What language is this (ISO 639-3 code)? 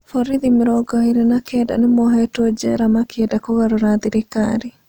kik